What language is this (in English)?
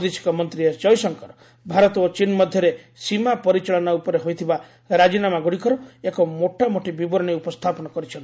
Odia